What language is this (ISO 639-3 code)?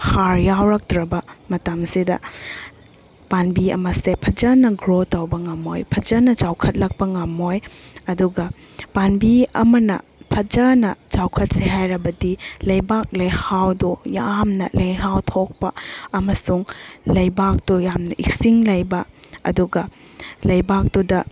mni